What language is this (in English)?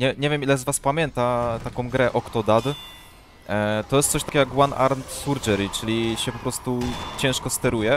Polish